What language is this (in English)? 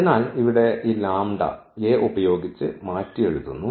Malayalam